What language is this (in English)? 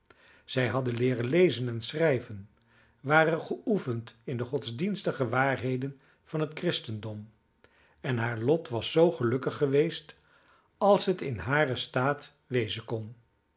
Dutch